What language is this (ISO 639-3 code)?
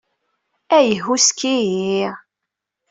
kab